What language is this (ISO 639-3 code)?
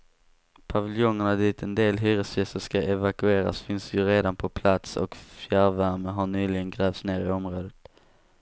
swe